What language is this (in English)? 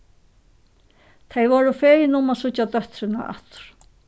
Faroese